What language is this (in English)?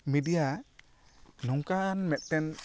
Santali